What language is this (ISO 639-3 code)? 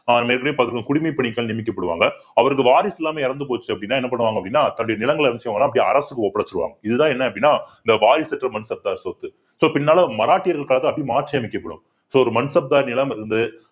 tam